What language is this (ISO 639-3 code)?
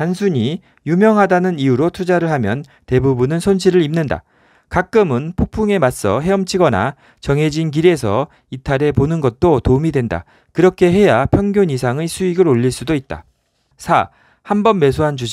kor